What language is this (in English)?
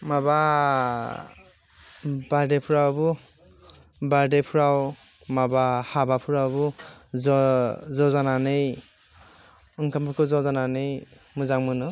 Bodo